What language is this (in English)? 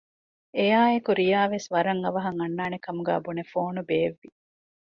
Divehi